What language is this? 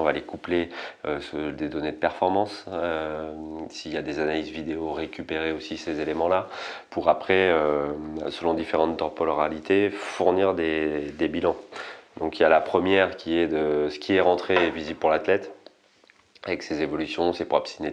French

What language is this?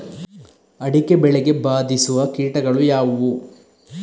Kannada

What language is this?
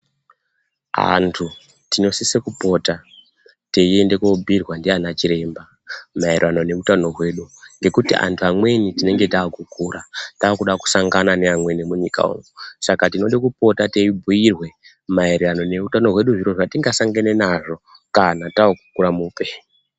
Ndau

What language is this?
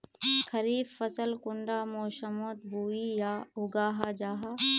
Magahi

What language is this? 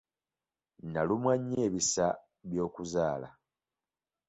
Ganda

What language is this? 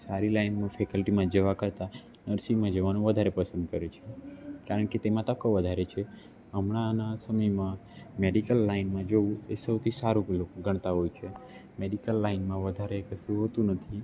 Gujarati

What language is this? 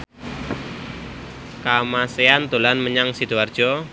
Javanese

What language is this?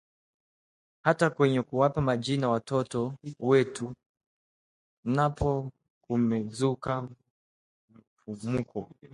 Swahili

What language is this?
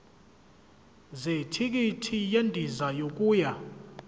Zulu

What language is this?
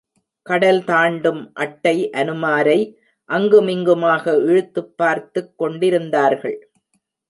Tamil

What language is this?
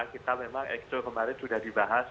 Indonesian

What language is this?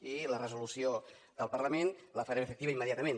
Catalan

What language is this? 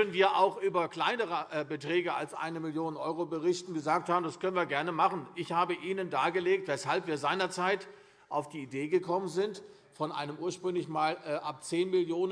German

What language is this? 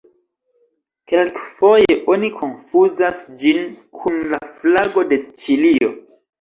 Esperanto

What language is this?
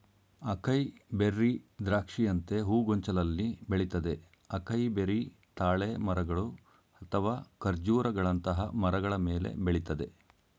Kannada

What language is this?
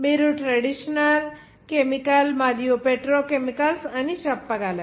Telugu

